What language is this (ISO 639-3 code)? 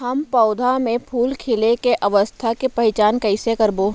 hne